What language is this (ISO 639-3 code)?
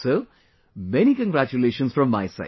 eng